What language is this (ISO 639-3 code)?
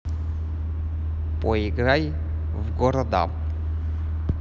rus